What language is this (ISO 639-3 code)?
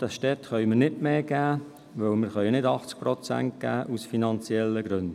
gsw